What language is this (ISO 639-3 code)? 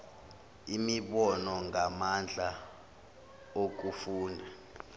zul